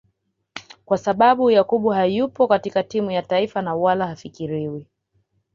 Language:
Swahili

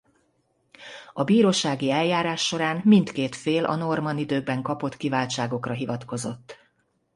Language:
Hungarian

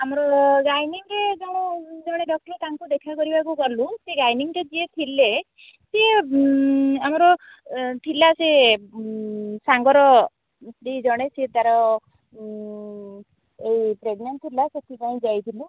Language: Odia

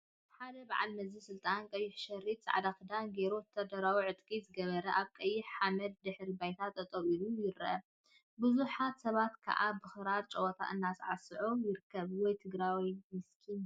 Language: Tigrinya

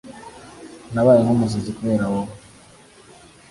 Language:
Kinyarwanda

